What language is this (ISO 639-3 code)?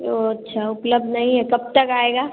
hin